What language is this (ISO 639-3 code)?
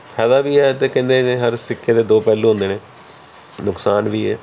pan